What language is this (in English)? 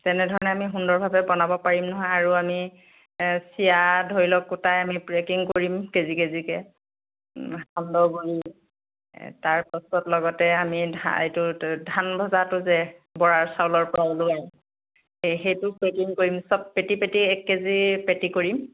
Assamese